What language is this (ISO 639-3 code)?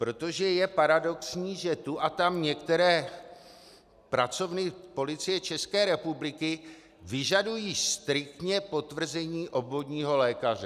ces